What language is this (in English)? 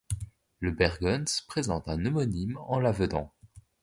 French